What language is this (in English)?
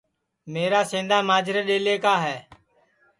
Sansi